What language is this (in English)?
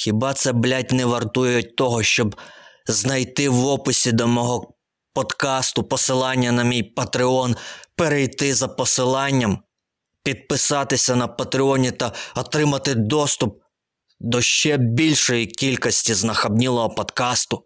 Ukrainian